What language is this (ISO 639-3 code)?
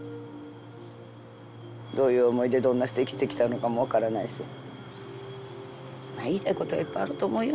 jpn